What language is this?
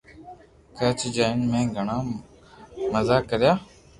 Loarki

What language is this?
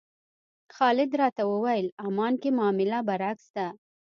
Pashto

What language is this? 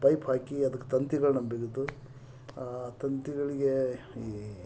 Kannada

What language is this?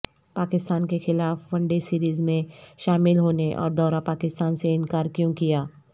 Urdu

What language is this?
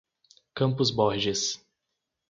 Portuguese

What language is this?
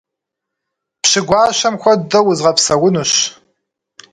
Kabardian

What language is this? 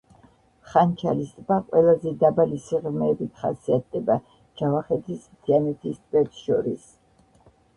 Georgian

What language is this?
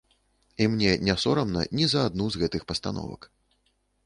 Belarusian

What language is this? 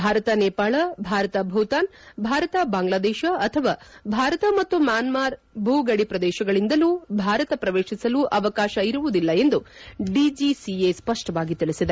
Kannada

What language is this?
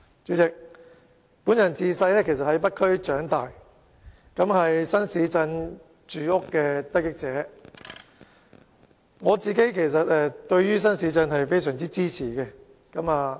Cantonese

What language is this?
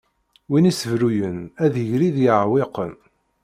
Kabyle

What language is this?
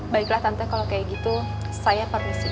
Indonesian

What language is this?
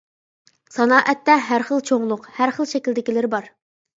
Uyghur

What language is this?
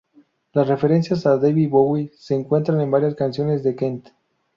Spanish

